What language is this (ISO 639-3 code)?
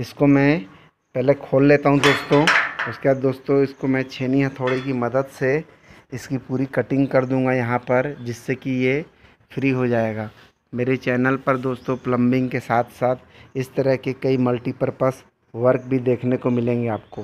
hin